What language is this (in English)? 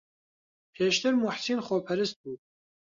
Central Kurdish